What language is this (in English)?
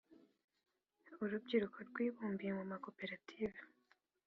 Kinyarwanda